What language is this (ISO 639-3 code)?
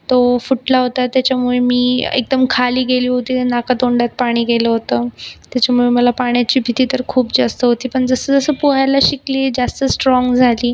mar